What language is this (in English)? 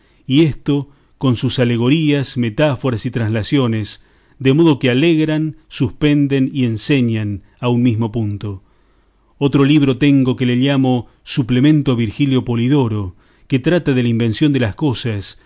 Spanish